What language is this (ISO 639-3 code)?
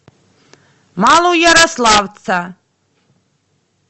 rus